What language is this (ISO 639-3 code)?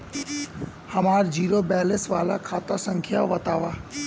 bho